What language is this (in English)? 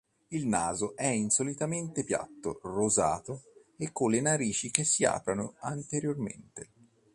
Italian